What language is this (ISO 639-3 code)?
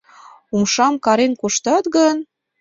chm